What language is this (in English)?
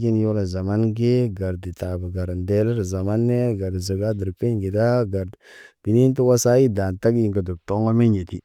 Naba